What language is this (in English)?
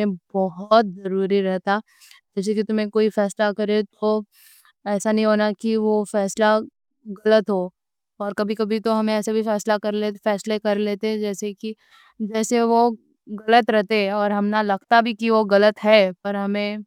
Deccan